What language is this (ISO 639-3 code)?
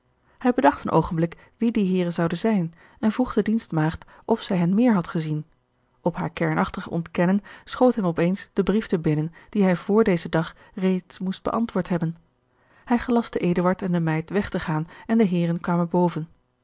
nld